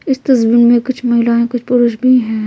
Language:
Hindi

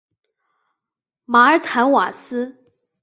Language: Chinese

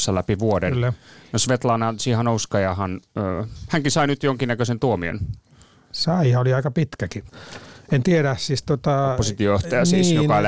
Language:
Finnish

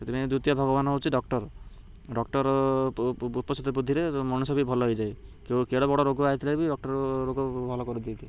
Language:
Odia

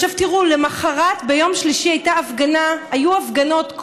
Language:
Hebrew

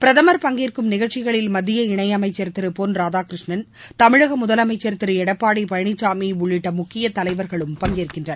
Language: Tamil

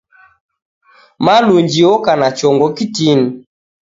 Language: Taita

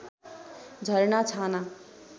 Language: Nepali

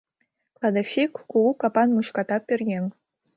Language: Mari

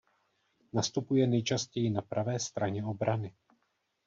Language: Czech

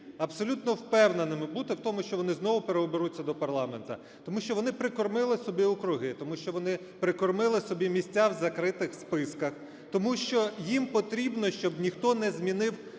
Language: Ukrainian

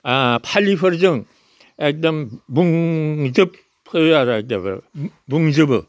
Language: Bodo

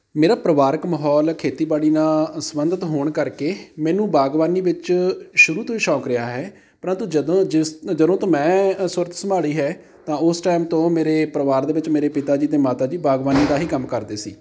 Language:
Punjabi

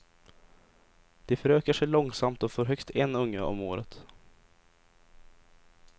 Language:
Swedish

